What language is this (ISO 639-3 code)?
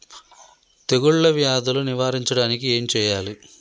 tel